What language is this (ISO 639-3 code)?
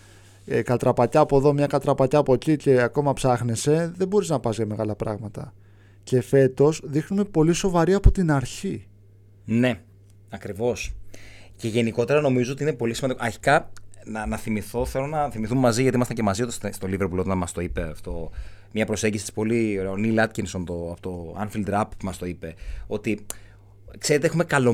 ell